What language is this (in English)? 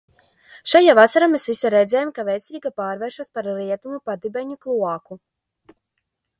Latvian